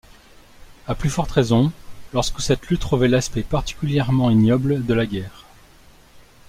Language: French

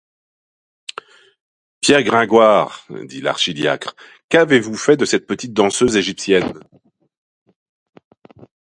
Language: French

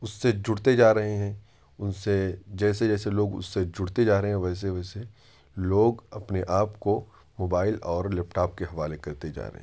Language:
Urdu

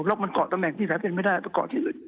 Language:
Thai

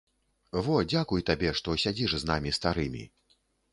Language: Belarusian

